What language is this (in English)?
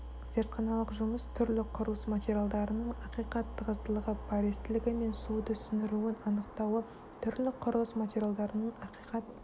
Kazakh